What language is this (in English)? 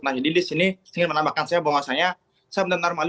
Indonesian